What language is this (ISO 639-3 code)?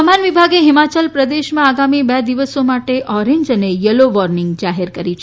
guj